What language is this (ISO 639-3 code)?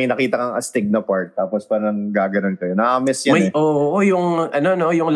fil